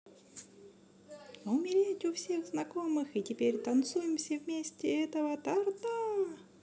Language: Russian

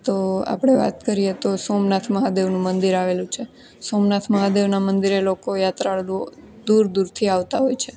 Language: Gujarati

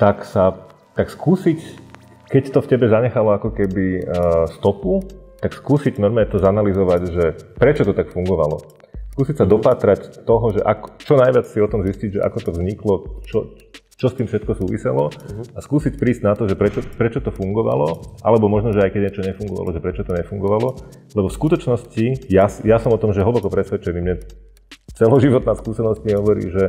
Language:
Slovak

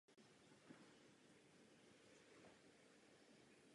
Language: Czech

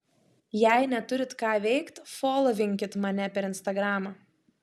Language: Lithuanian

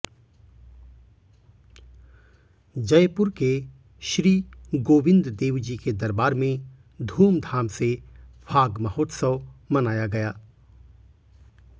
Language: Hindi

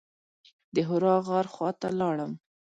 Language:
Pashto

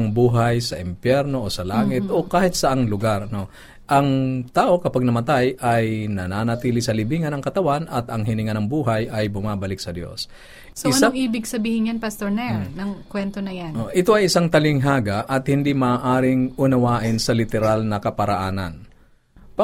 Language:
Filipino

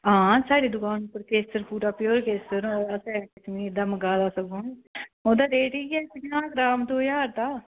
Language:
Dogri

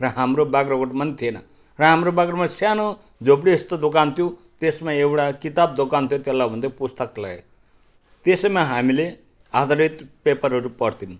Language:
Nepali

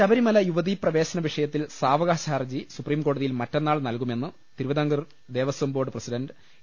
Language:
Malayalam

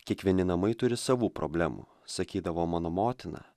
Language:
Lithuanian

